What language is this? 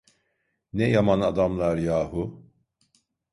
Turkish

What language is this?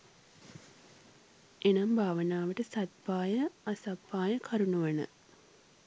Sinhala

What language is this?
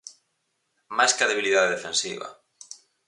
Galician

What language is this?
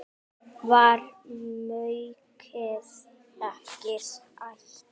Icelandic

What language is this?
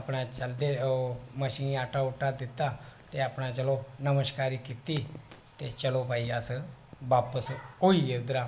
Dogri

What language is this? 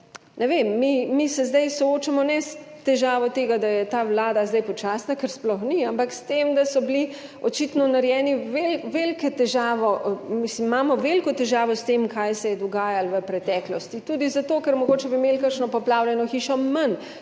Slovenian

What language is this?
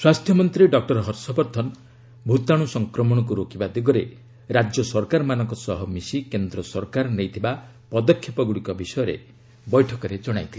Odia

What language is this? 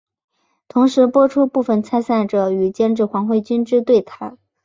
Chinese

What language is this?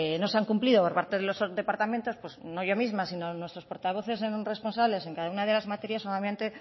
Spanish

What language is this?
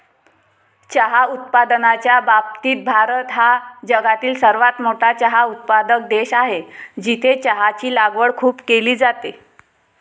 Marathi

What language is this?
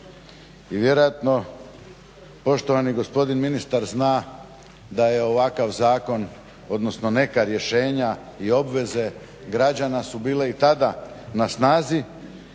Croatian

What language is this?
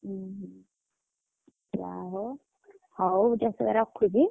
Odia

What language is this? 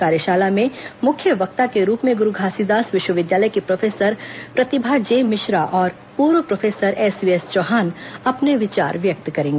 Hindi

